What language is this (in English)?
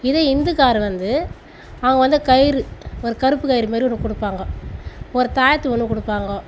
Tamil